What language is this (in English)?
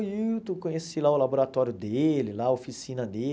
Portuguese